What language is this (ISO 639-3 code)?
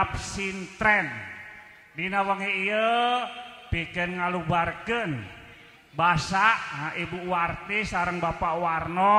ind